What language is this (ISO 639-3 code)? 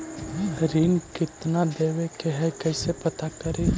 mag